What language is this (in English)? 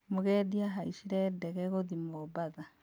Kikuyu